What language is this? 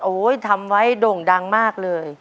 Thai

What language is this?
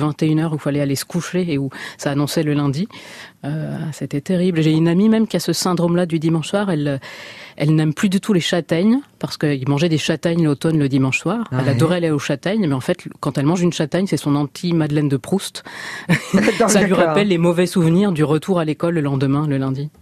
French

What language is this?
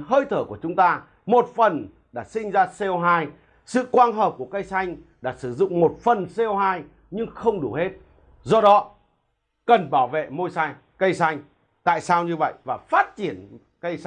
Vietnamese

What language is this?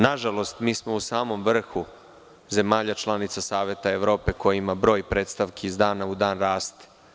Serbian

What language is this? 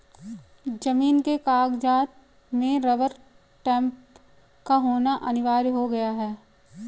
Hindi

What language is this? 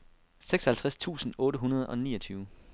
Danish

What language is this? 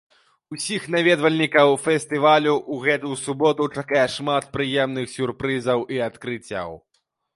Belarusian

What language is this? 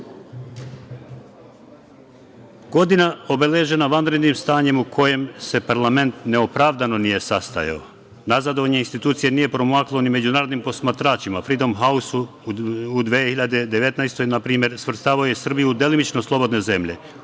Serbian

